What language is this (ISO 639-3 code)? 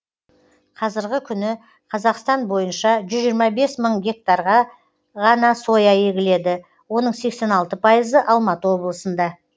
kaz